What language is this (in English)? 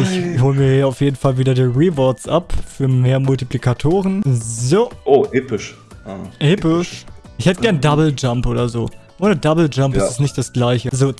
German